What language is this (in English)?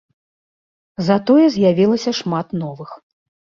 Belarusian